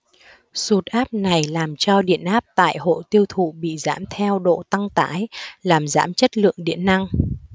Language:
Vietnamese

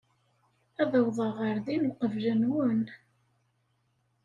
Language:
Kabyle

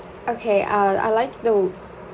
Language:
English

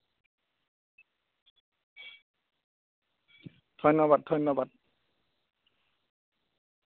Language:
Assamese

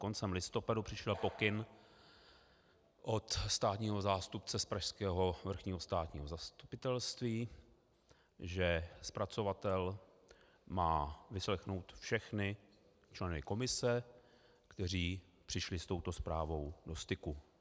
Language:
Czech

